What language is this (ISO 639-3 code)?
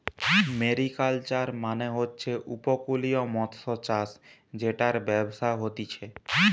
ben